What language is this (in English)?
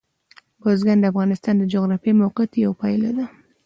Pashto